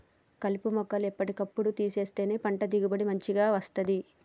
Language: Telugu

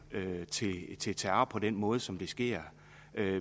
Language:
Danish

